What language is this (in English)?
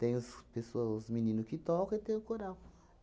Portuguese